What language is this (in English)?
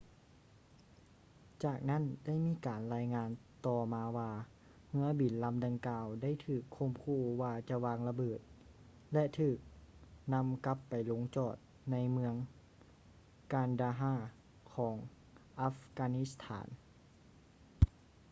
Lao